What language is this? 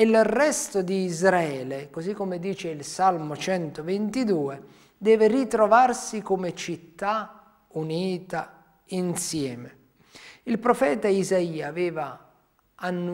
Italian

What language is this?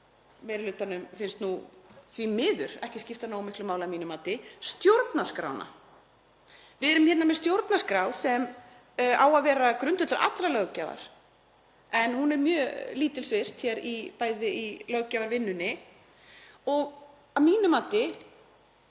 Icelandic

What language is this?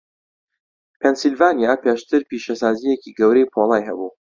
Central Kurdish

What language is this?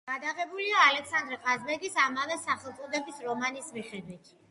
Georgian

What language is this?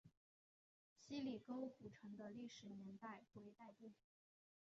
Chinese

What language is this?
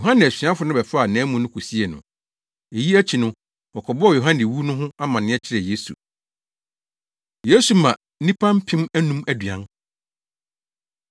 Akan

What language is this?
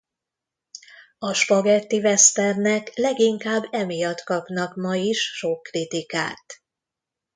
Hungarian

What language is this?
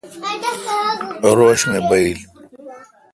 Kalkoti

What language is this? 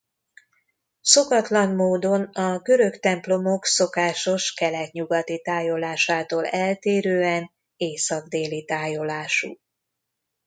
Hungarian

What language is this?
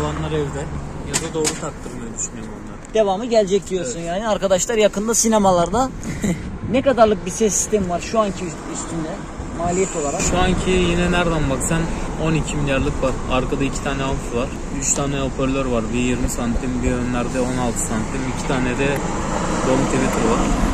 Turkish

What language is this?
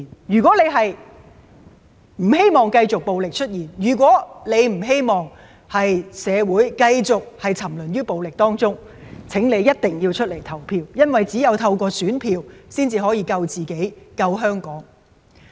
Cantonese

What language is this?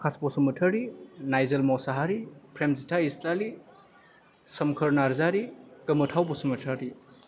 Bodo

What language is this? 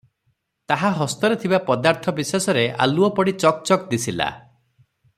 Odia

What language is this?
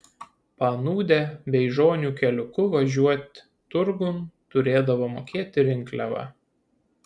Lithuanian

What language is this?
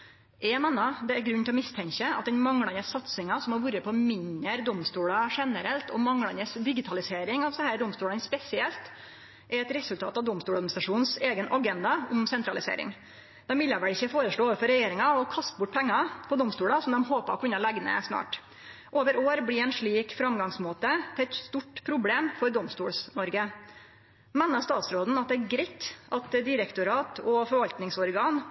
Norwegian Nynorsk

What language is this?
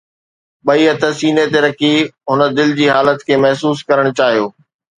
Sindhi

